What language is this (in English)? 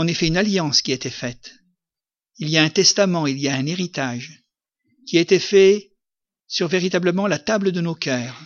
French